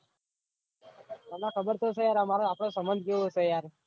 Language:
Gujarati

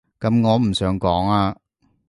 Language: Cantonese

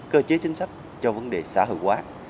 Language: Vietnamese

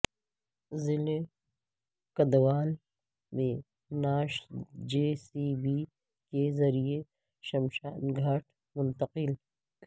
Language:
Urdu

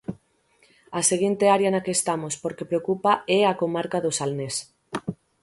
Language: Galician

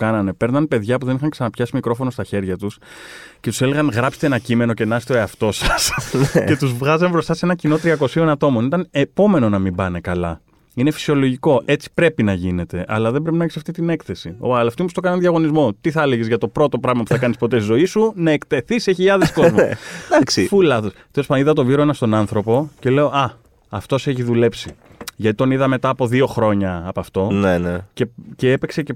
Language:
Greek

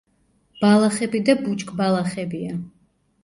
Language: Georgian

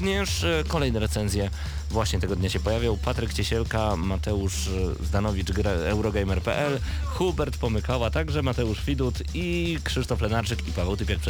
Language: Polish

